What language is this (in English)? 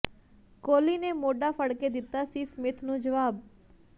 Punjabi